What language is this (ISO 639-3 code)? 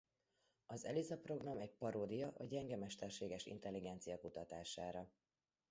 hun